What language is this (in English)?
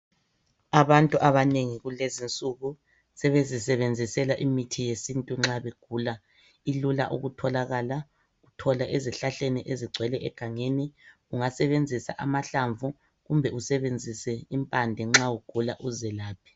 North Ndebele